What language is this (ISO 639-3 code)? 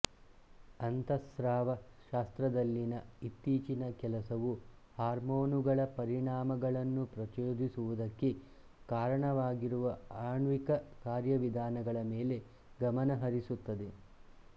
kan